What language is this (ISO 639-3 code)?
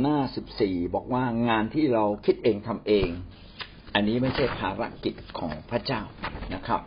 tha